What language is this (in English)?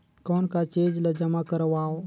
Chhattisgarhi